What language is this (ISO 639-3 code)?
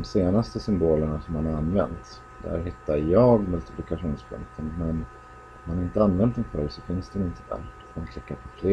swe